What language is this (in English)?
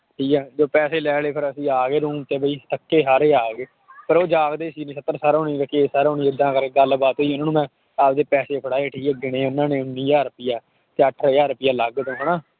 Punjabi